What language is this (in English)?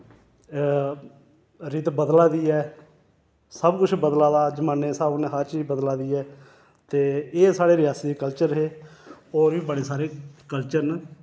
Dogri